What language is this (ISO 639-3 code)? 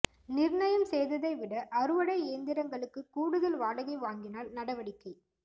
tam